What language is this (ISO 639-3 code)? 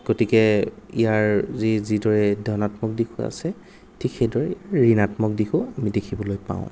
asm